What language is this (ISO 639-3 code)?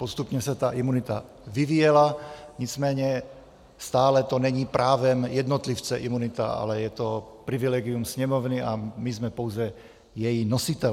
ces